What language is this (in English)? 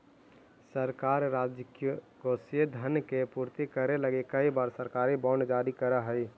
Magahi